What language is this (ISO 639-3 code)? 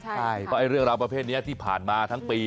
tha